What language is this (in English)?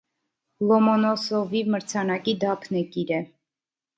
Armenian